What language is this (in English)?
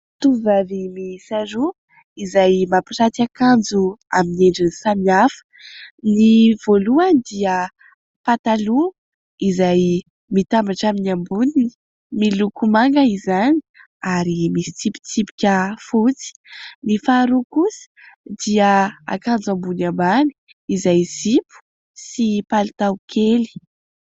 Malagasy